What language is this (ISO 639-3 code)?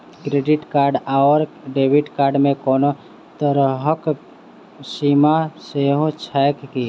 mai